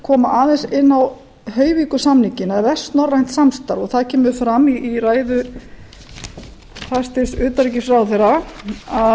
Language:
Icelandic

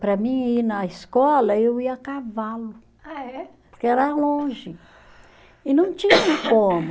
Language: Portuguese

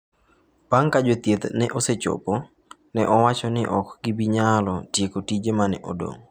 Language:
Luo (Kenya and Tanzania)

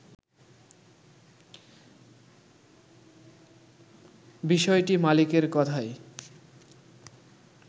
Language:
Bangla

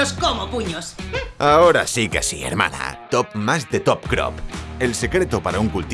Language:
Spanish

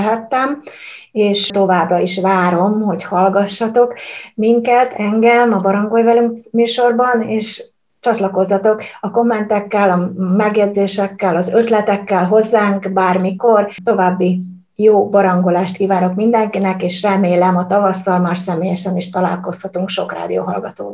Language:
Hungarian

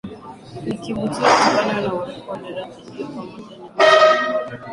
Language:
Swahili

